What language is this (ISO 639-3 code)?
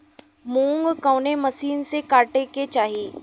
bho